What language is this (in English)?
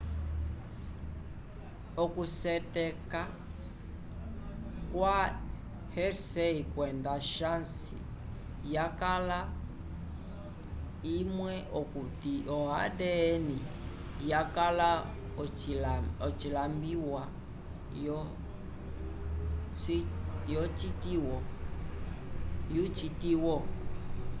Umbundu